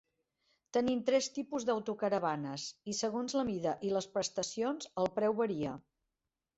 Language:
Catalan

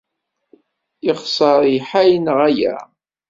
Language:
Kabyle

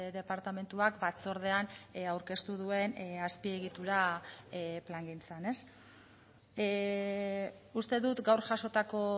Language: Basque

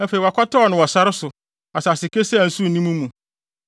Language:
Akan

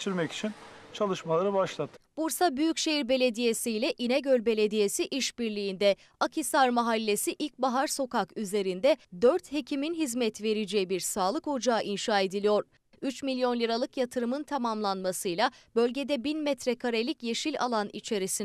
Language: Turkish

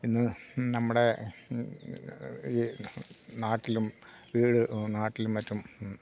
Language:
Malayalam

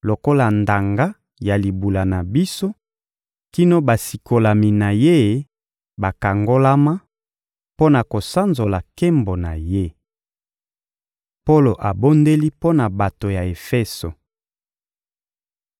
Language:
Lingala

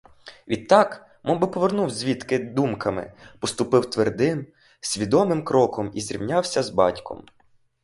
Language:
Ukrainian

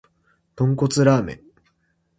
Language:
Japanese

